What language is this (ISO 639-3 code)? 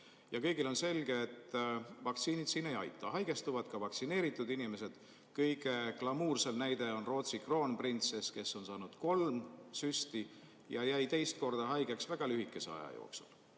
est